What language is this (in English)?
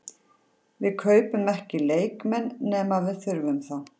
Icelandic